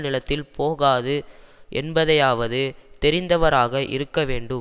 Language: Tamil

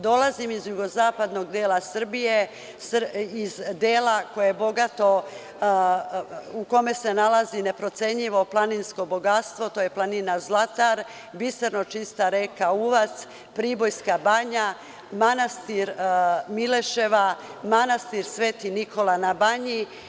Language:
Serbian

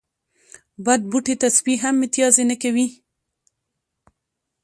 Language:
Pashto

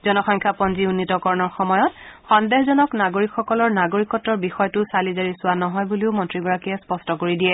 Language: Assamese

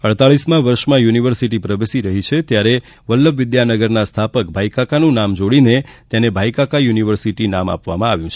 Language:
Gujarati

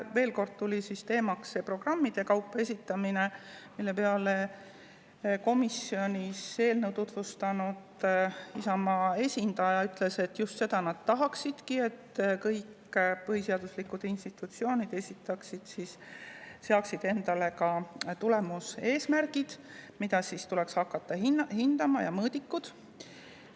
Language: Estonian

